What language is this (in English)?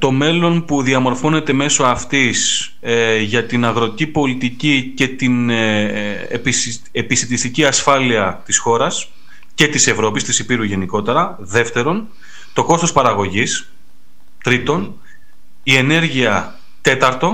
Greek